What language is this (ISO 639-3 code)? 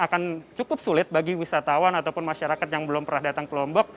ind